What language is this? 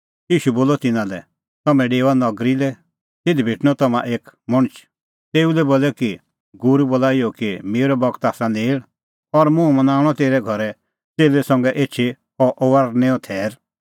Kullu Pahari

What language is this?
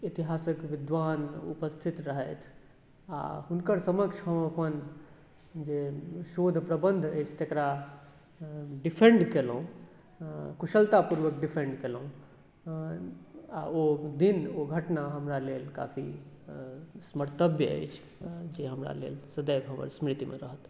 Maithili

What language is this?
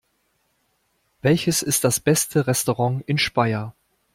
German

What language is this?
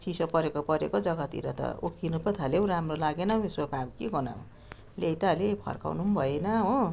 Nepali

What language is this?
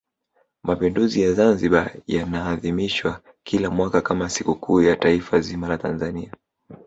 Swahili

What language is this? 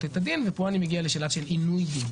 Hebrew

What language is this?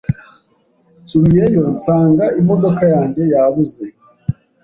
Kinyarwanda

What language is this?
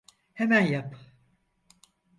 Turkish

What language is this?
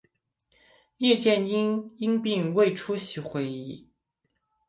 Chinese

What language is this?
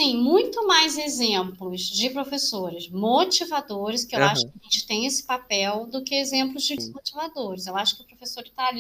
Portuguese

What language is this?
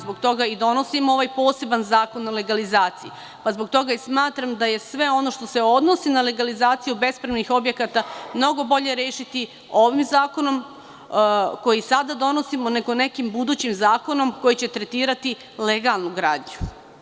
Serbian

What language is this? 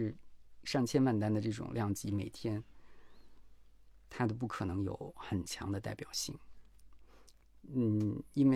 Chinese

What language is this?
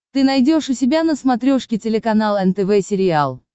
Russian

